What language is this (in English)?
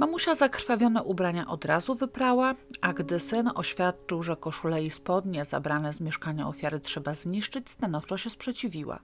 Polish